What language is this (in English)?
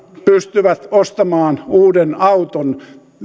Finnish